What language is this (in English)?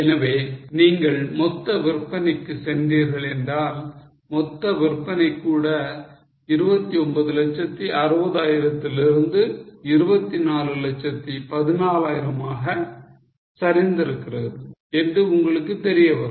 Tamil